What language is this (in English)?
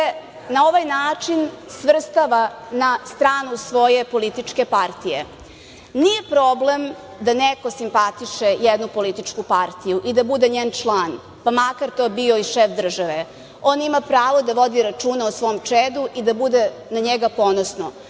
Serbian